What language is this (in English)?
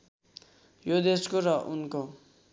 Nepali